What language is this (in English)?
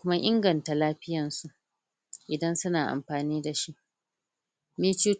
Hausa